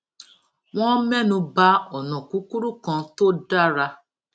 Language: Yoruba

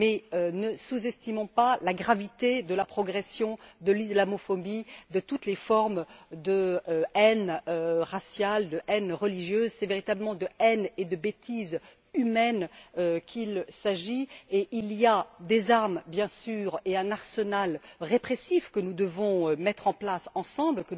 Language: French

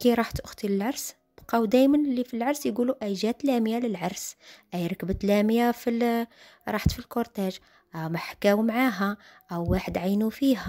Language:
Arabic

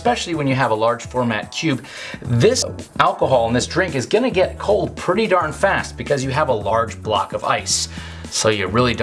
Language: English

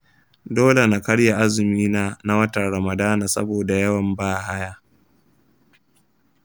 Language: Hausa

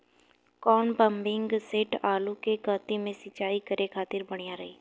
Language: Bhojpuri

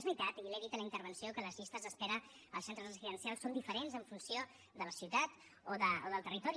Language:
Catalan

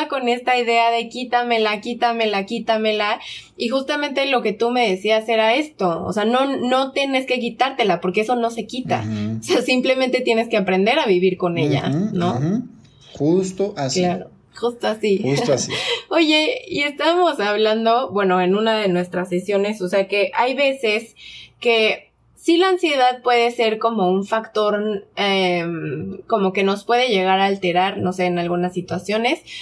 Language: Spanish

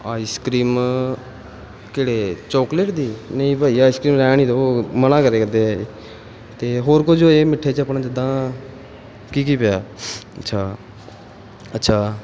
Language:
Punjabi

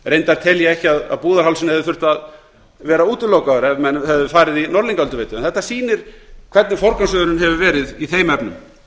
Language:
Icelandic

